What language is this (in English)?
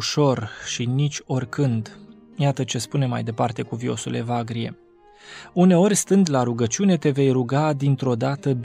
Romanian